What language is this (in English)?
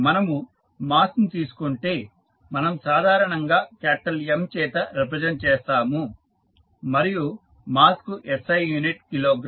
Telugu